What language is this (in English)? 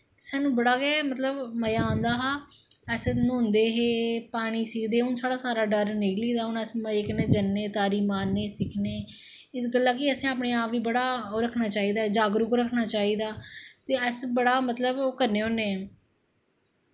Dogri